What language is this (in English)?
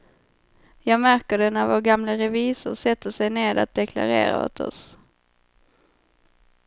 Swedish